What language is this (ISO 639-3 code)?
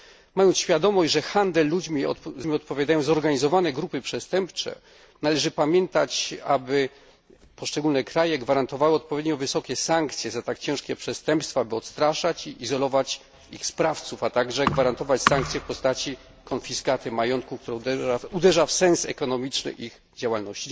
pol